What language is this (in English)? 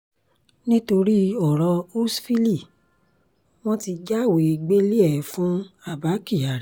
Yoruba